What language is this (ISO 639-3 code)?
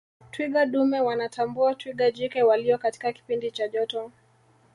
swa